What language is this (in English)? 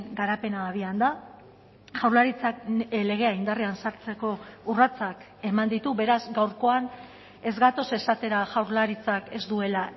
Basque